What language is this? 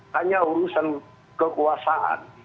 Indonesian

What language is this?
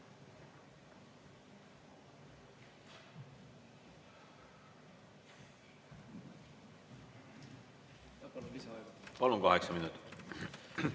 Estonian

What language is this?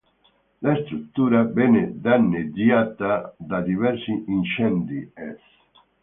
Italian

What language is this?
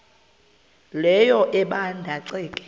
Xhosa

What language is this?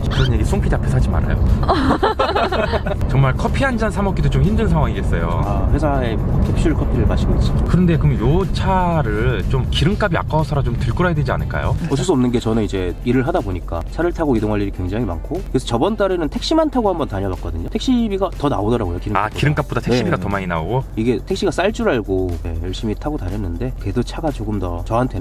Korean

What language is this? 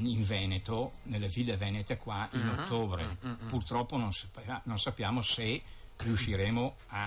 Italian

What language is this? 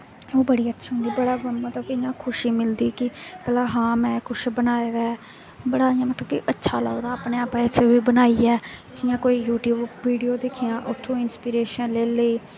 Dogri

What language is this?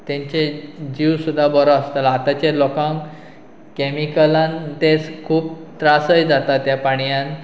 Konkani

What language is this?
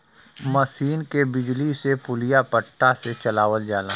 Bhojpuri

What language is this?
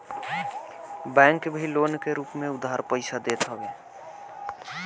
Bhojpuri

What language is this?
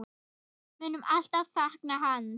Icelandic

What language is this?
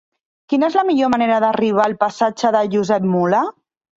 Catalan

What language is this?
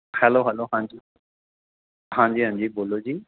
Punjabi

